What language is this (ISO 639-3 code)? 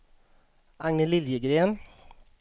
swe